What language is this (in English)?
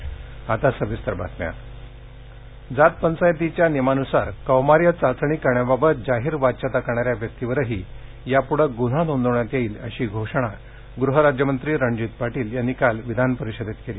Marathi